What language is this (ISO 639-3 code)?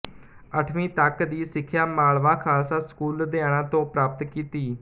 pan